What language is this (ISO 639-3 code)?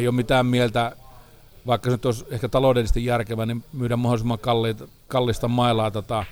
fin